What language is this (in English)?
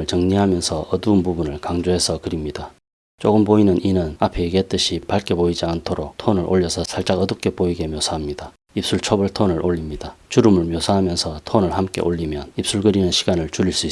Korean